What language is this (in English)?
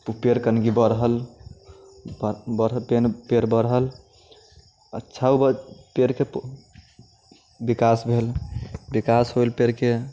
Maithili